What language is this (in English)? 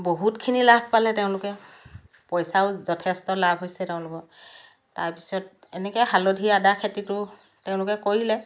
Assamese